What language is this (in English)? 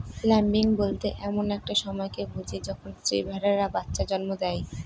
Bangla